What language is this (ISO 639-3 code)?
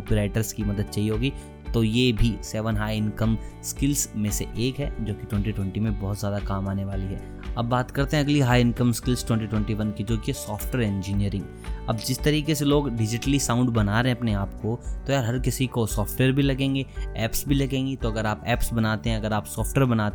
hin